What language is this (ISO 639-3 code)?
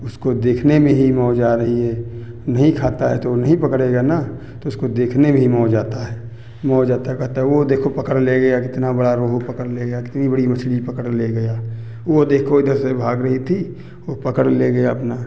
hin